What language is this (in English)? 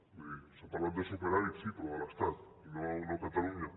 Catalan